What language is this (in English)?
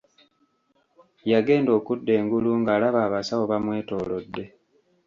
Ganda